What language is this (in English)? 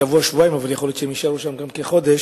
Hebrew